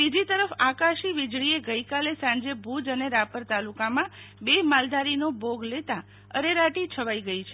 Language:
Gujarati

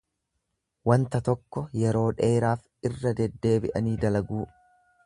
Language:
Oromo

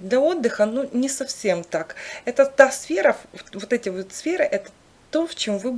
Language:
Russian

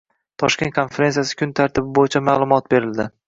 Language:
Uzbek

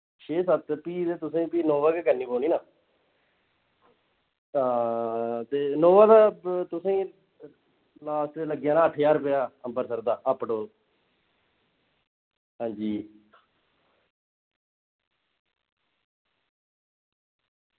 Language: Dogri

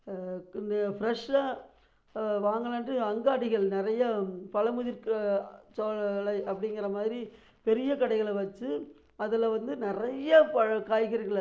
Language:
Tamil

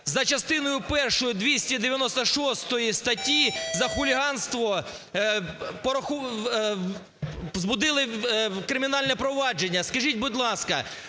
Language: Ukrainian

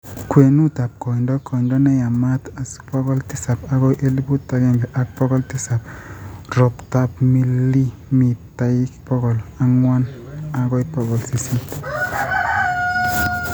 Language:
Kalenjin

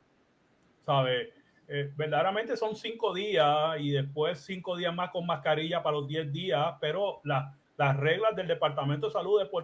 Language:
Spanish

